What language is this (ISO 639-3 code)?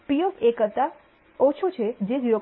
guj